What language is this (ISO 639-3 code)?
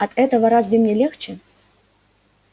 rus